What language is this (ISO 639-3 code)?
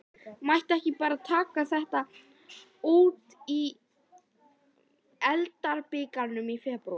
isl